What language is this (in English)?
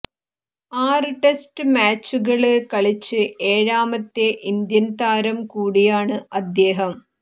Malayalam